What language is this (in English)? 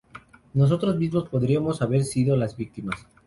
Spanish